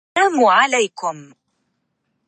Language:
Arabic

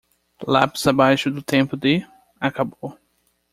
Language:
Portuguese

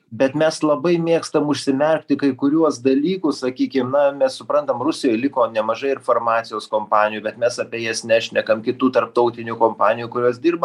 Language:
Lithuanian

